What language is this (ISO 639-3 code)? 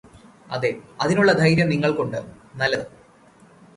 mal